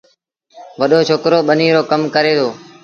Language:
Sindhi Bhil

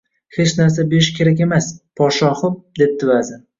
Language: Uzbek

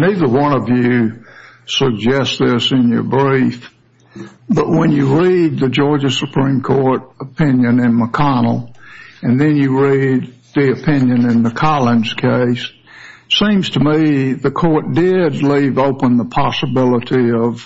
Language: English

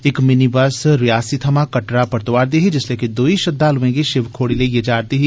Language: Dogri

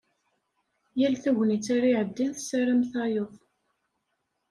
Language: Kabyle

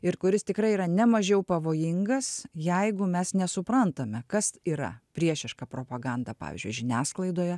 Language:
Lithuanian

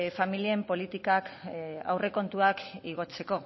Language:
Basque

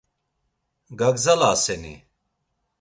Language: Laz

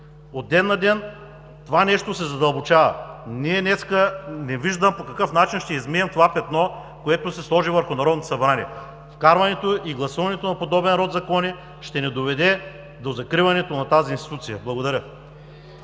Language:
Bulgarian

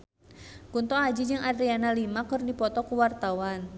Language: Sundanese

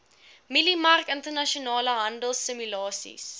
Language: Afrikaans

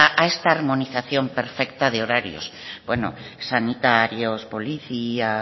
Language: Spanish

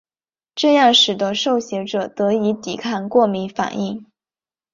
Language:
Chinese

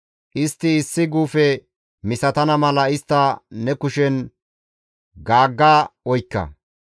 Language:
Gamo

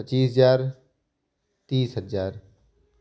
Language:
Hindi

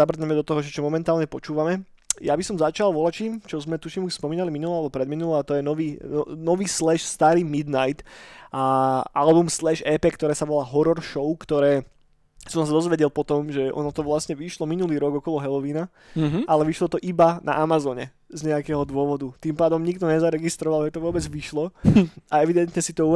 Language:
Slovak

